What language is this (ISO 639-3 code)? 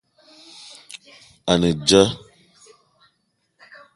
eto